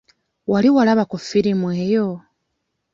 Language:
Ganda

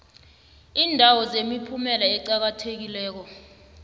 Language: South Ndebele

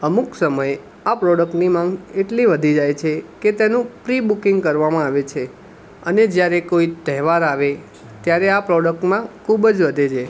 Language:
Gujarati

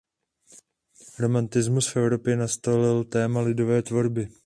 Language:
Czech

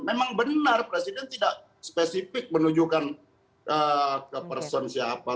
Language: Indonesian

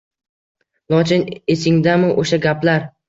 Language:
Uzbek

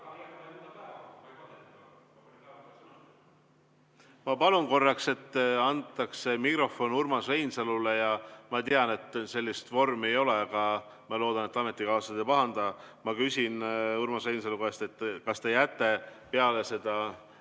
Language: Estonian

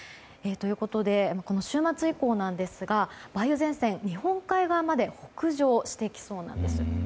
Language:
Japanese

